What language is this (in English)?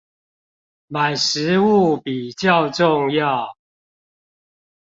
Chinese